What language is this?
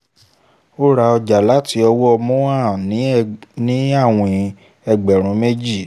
Yoruba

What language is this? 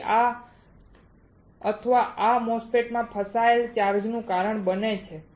Gujarati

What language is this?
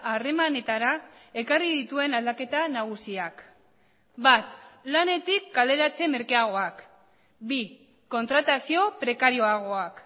Basque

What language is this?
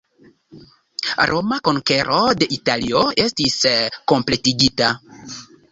Esperanto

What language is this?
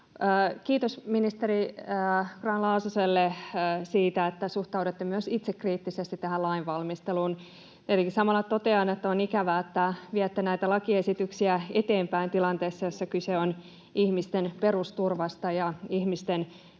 Finnish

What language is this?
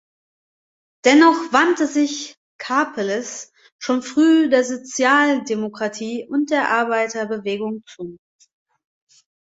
German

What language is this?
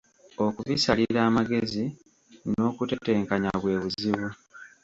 Ganda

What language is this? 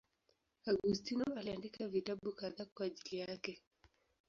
Swahili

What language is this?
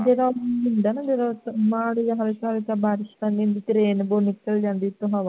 Punjabi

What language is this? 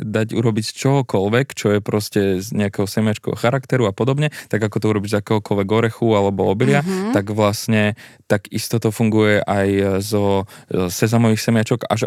Slovak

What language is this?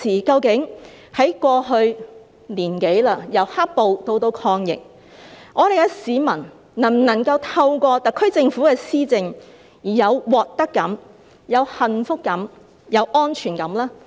Cantonese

